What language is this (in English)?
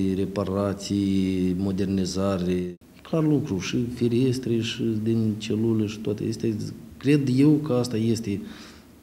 Romanian